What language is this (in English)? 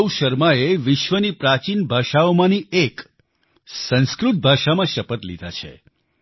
Gujarati